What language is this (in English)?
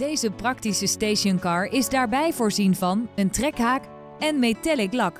Dutch